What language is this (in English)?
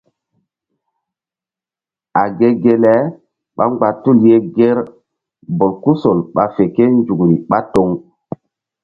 Mbum